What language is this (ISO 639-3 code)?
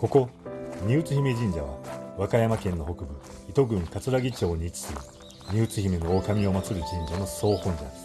jpn